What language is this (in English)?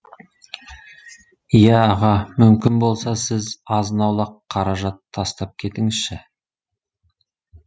Kazakh